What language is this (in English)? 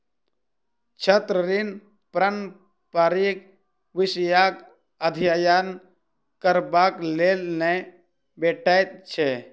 Maithili